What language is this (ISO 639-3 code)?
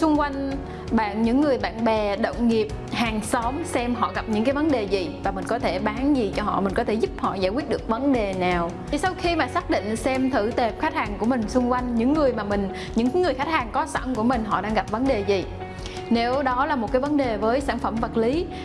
vie